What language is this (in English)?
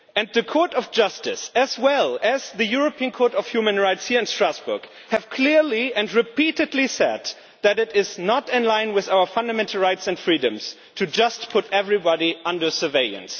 English